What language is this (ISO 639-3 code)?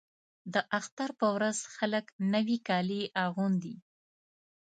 pus